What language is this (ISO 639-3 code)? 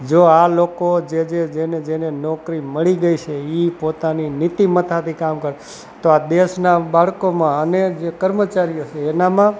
guj